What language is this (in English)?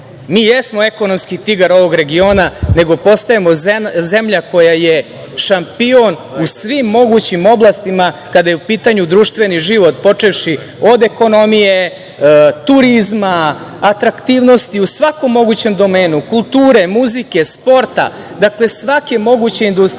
Serbian